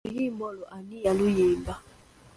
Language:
Ganda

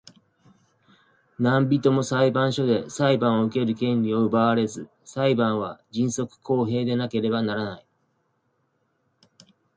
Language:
Japanese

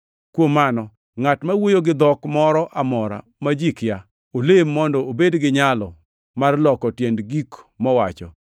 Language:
Luo (Kenya and Tanzania)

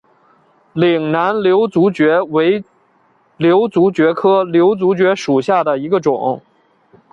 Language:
Chinese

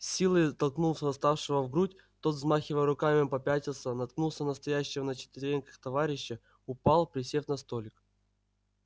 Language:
Russian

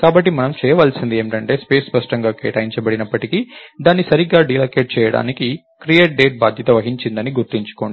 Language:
Telugu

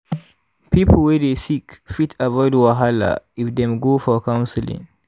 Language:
Nigerian Pidgin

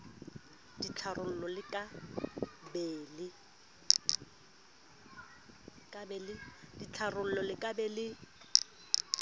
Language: Southern Sotho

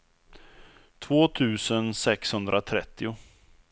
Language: Swedish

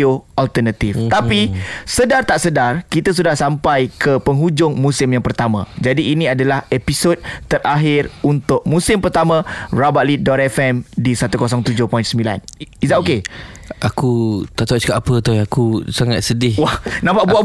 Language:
Malay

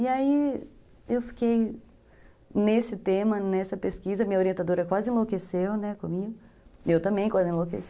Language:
Portuguese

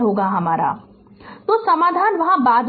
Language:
Hindi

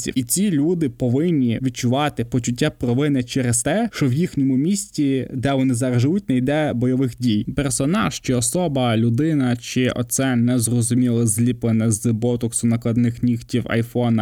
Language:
Ukrainian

